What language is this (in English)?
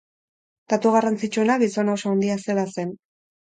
Basque